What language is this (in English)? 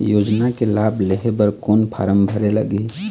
Chhattisgarhi